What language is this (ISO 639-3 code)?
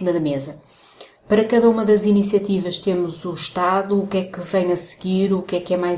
por